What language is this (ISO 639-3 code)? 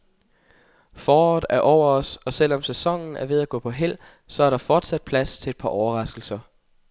dan